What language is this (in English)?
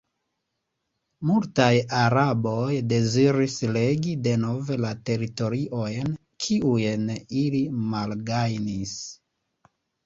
Esperanto